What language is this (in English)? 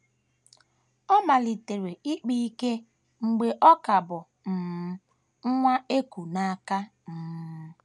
Igbo